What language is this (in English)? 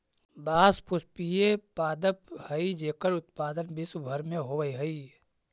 Magahi